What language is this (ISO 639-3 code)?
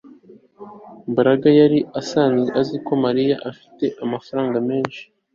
kin